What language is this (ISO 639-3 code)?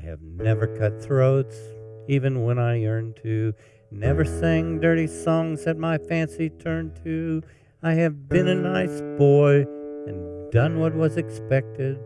eng